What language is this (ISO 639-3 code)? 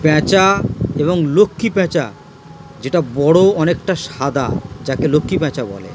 ben